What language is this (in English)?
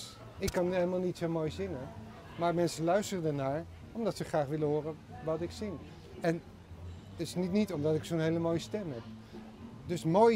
Dutch